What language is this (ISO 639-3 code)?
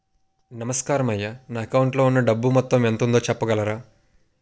tel